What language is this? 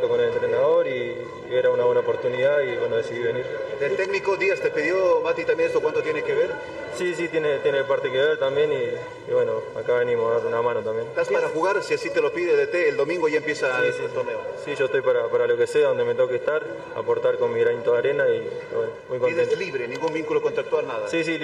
Spanish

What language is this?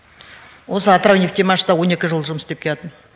Kazakh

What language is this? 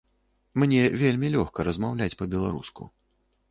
Belarusian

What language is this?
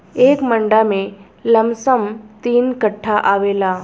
Bhojpuri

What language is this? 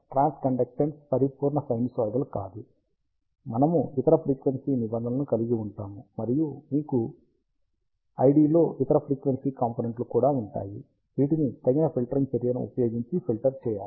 Telugu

